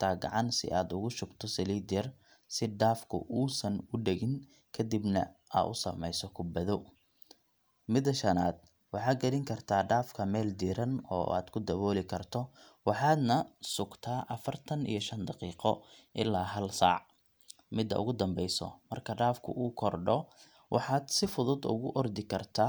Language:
Somali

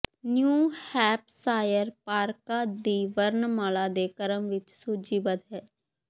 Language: Punjabi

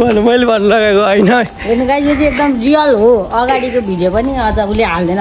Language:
Arabic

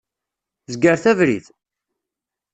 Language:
Kabyle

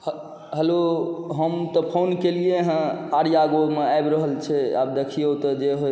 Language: Maithili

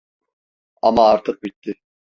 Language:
Turkish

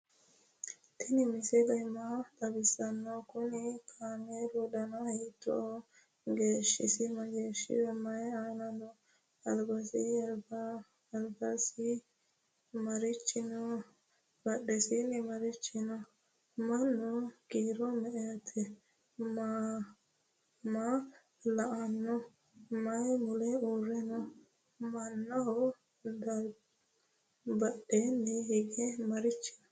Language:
Sidamo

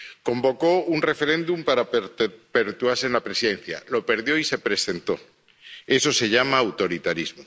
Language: Spanish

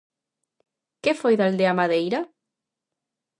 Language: Galician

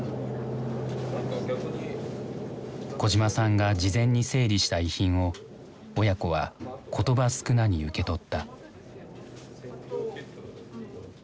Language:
Japanese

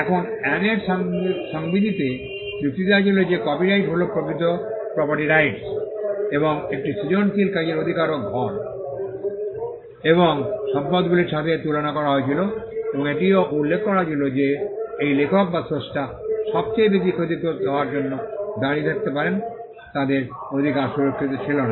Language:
Bangla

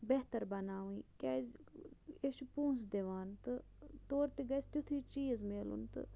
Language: Kashmiri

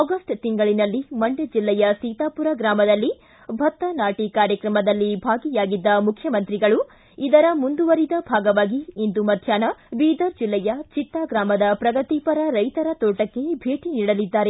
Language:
Kannada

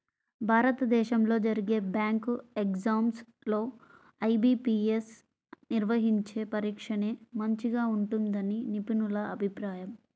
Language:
Telugu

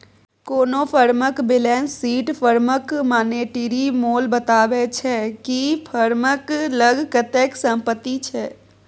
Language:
Maithili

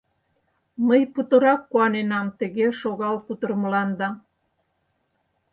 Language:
Mari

